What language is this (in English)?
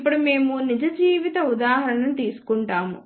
Telugu